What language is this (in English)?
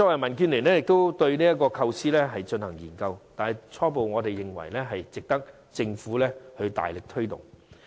Cantonese